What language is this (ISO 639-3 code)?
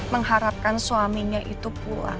ind